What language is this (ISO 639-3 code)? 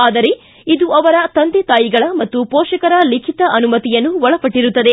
kan